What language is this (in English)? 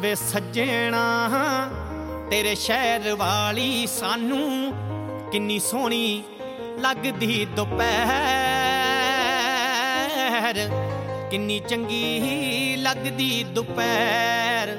Hindi